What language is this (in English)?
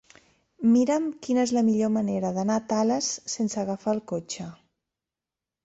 Catalan